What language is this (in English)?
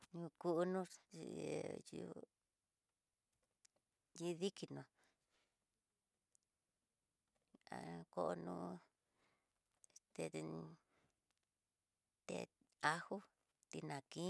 Tidaá Mixtec